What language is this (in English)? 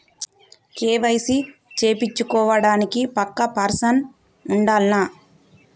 Telugu